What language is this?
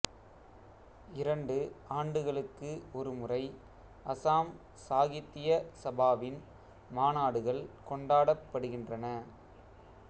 Tamil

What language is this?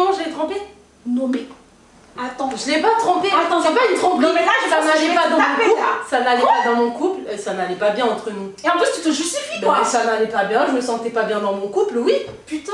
French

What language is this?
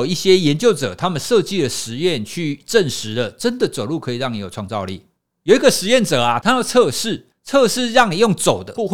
Chinese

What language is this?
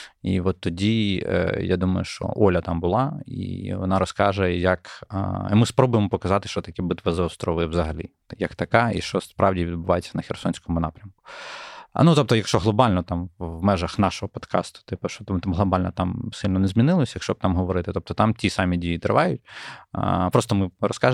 Ukrainian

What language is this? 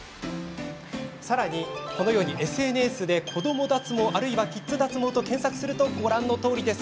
Japanese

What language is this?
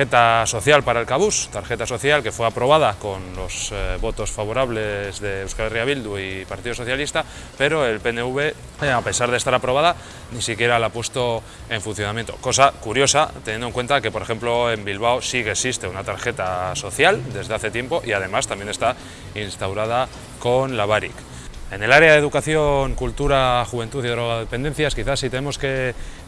Spanish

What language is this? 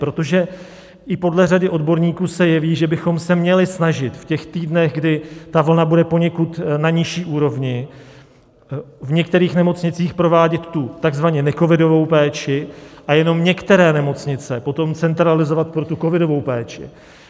Czech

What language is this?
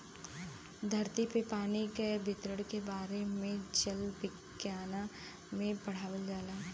Bhojpuri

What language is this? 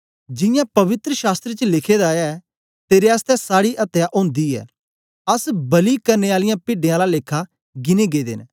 Dogri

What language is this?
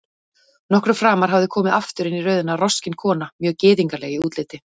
Icelandic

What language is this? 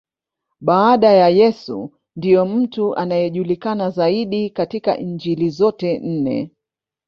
Swahili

